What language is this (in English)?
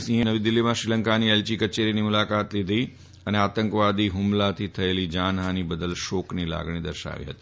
Gujarati